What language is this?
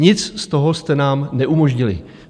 Czech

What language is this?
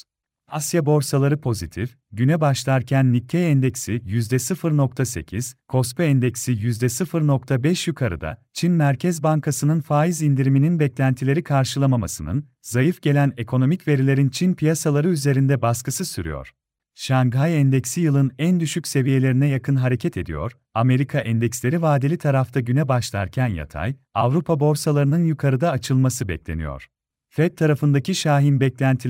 Turkish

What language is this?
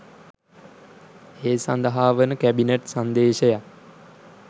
Sinhala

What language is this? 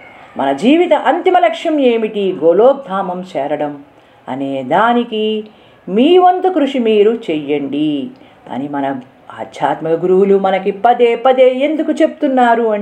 Telugu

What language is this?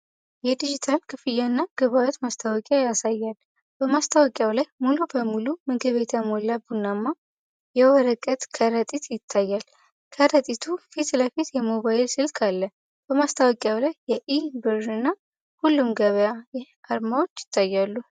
Amharic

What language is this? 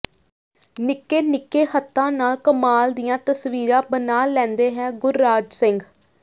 Punjabi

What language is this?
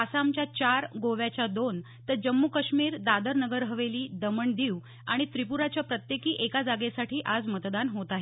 Marathi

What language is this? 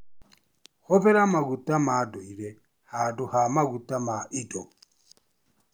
Kikuyu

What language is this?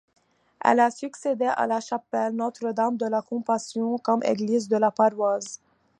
French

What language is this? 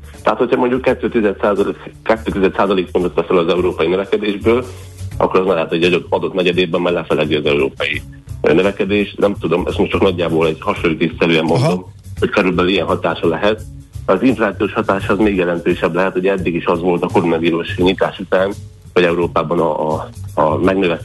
Hungarian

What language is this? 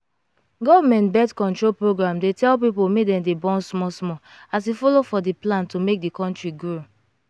Nigerian Pidgin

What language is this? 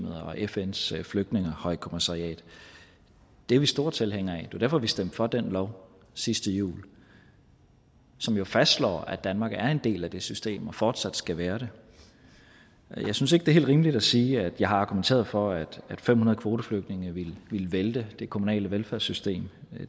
Danish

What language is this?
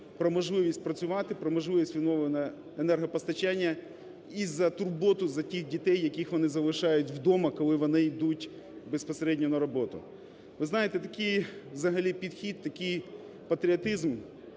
Ukrainian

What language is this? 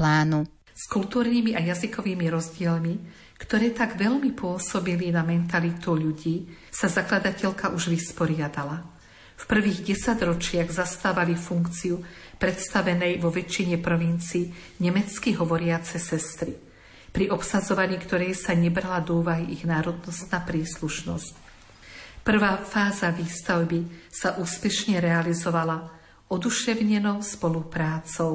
Slovak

